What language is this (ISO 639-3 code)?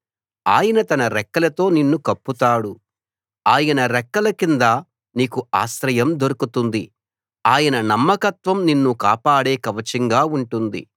tel